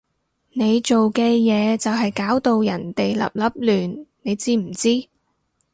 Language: Cantonese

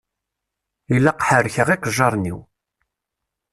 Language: Kabyle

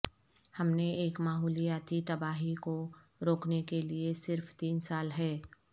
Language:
Urdu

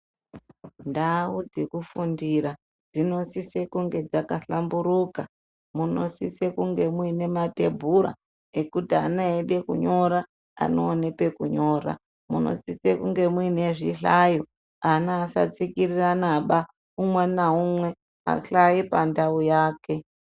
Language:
Ndau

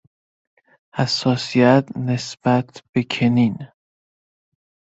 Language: Persian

